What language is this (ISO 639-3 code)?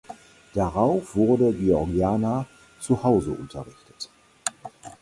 deu